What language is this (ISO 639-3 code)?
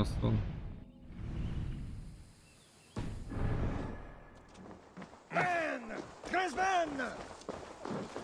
tur